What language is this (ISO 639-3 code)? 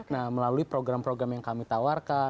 ind